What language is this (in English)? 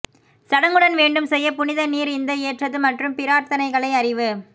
Tamil